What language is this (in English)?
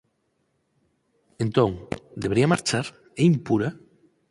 Galician